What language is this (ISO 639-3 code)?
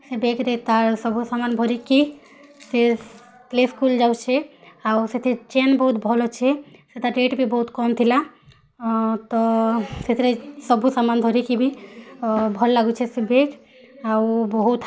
ori